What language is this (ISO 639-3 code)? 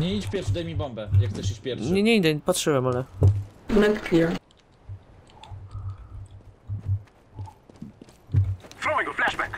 pol